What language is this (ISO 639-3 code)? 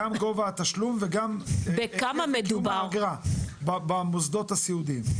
heb